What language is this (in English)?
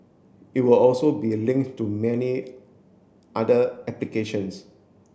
English